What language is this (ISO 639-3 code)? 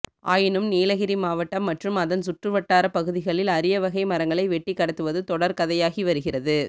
tam